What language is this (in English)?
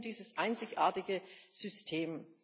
German